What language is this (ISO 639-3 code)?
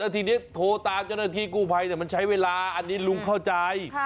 tha